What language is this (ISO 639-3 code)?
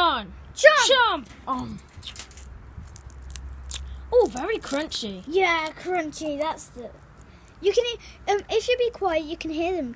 eng